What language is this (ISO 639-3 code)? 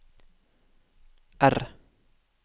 nor